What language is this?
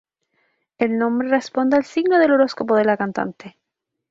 Spanish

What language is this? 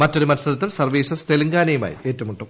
Malayalam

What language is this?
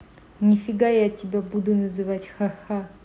Russian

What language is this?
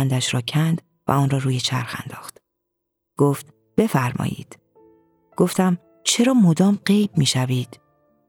Persian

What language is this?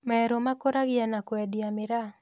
Kikuyu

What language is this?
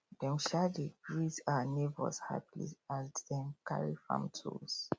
Nigerian Pidgin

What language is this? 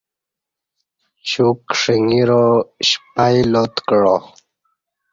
Kati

